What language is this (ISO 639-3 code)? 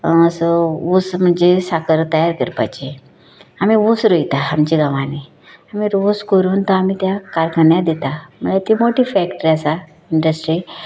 kok